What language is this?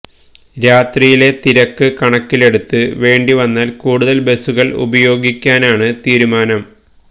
Malayalam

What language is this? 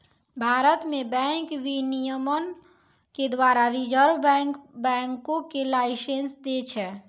Maithili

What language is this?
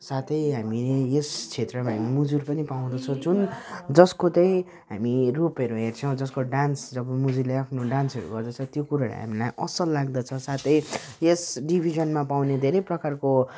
Nepali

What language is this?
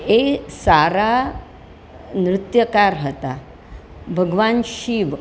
Gujarati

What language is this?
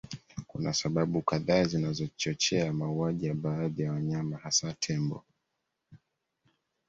Swahili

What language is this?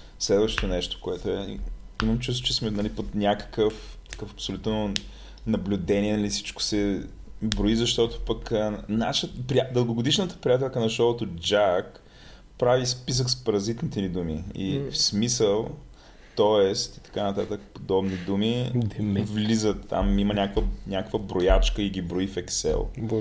Bulgarian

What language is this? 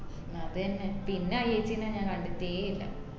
Malayalam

